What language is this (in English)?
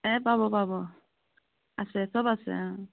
Assamese